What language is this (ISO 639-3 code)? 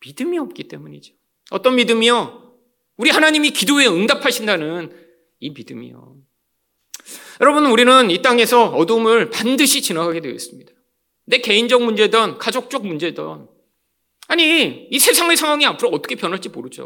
kor